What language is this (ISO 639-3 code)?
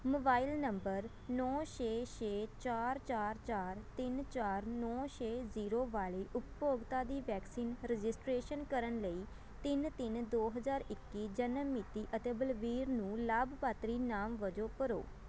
pan